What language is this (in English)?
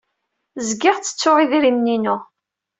Kabyle